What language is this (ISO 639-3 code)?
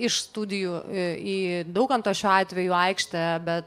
lit